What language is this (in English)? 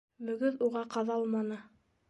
Bashkir